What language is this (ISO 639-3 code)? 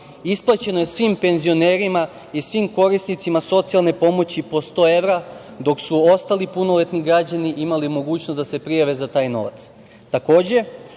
srp